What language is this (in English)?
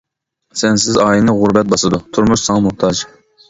Uyghur